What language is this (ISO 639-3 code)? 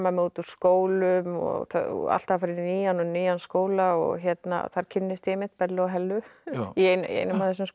isl